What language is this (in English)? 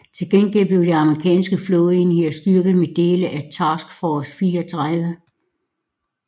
Danish